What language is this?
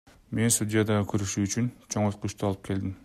Kyrgyz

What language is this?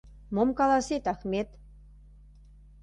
Mari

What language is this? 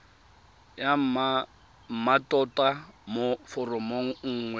Tswana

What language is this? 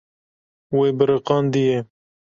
Kurdish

